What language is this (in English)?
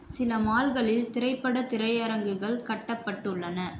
Tamil